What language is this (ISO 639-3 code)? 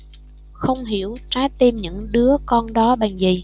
vie